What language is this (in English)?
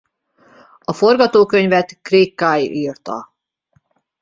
Hungarian